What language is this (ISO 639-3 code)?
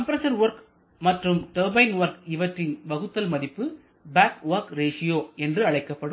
tam